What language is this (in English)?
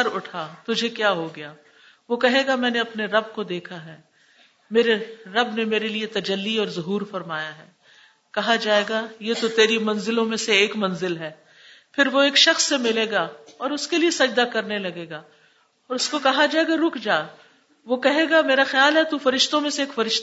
Urdu